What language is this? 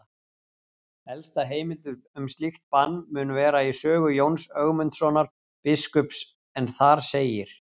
Icelandic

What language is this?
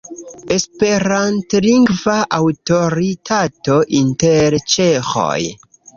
Esperanto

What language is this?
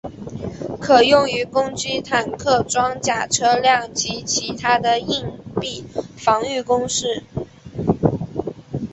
Chinese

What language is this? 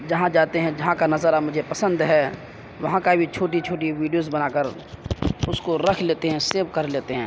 Urdu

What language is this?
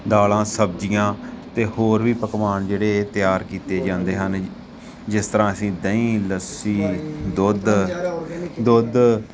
Punjabi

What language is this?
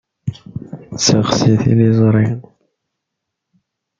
Kabyle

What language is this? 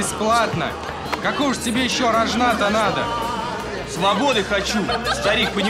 Russian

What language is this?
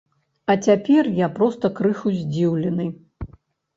Belarusian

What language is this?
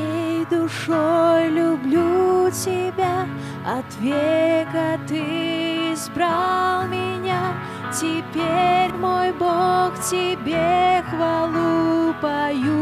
Russian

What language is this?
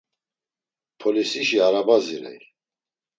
Laz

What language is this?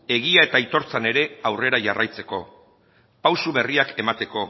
Basque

